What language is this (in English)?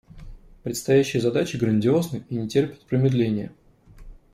Russian